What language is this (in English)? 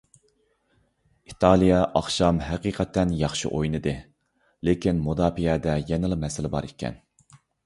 Uyghur